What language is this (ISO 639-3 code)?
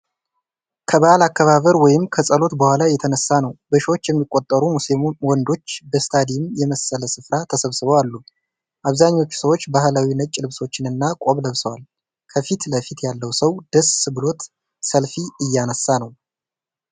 amh